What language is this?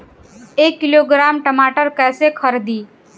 Bhojpuri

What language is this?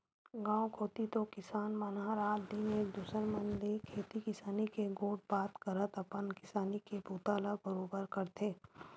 Chhattisgarhi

